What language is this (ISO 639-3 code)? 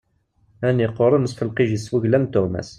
kab